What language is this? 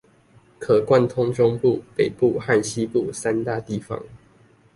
Chinese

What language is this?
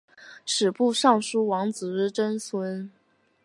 Chinese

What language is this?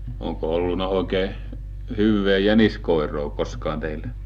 Finnish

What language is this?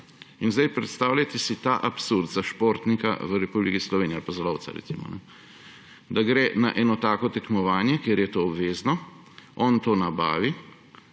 Slovenian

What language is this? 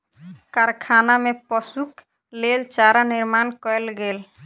Maithili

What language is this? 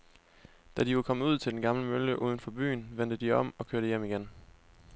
Danish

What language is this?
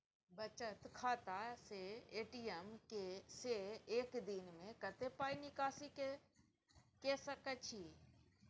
Maithili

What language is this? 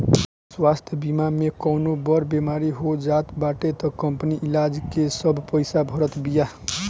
Bhojpuri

